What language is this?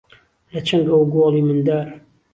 Central Kurdish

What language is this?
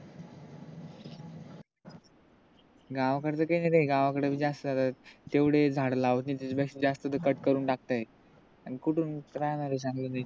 Marathi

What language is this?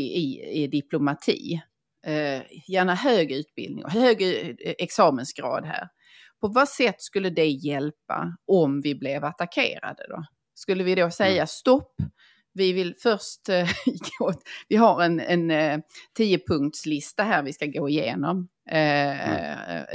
Swedish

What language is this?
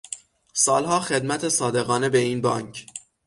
Persian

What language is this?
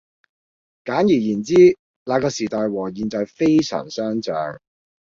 Cantonese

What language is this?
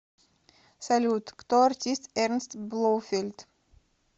Russian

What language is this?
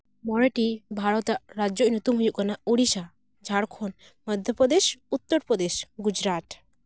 Santali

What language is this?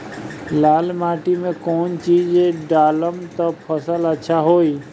Bhojpuri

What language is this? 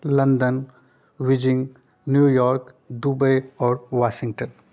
Maithili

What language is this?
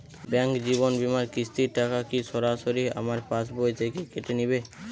Bangla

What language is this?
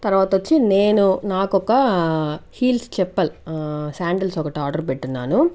Telugu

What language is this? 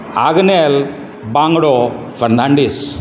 Konkani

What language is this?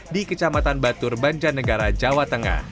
Indonesian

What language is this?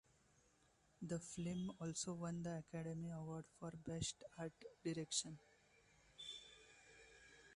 English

